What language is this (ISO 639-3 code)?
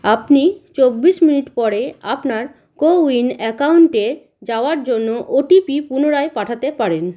ben